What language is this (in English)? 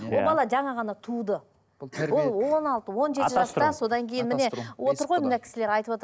Kazakh